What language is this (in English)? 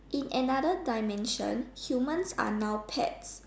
English